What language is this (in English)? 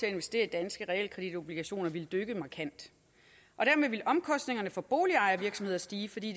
Danish